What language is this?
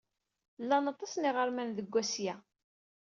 Kabyle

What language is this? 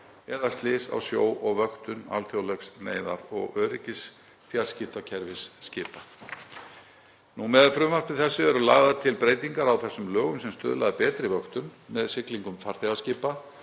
Icelandic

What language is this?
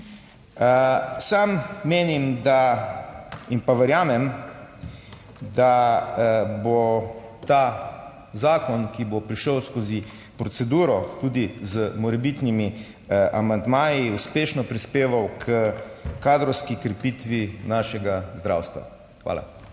Slovenian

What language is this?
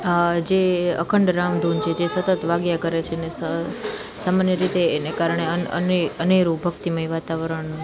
Gujarati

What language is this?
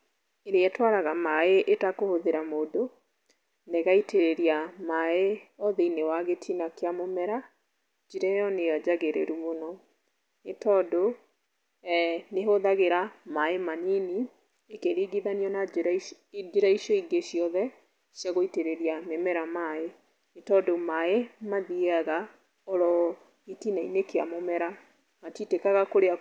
Kikuyu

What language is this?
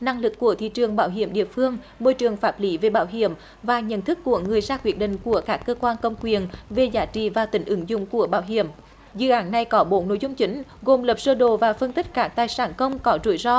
Vietnamese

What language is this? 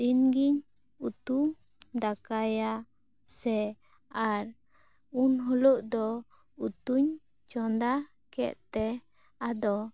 Santali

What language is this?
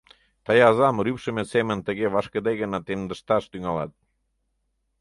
Mari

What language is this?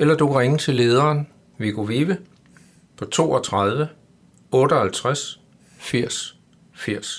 Danish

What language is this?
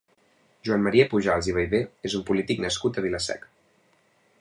Catalan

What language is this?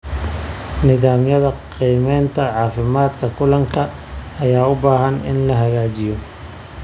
Somali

